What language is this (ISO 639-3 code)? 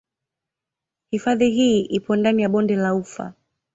swa